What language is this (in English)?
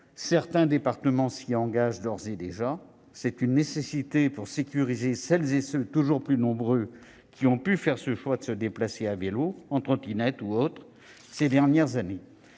French